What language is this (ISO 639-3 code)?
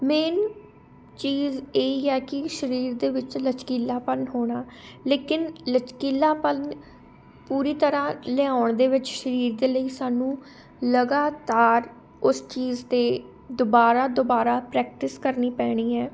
pan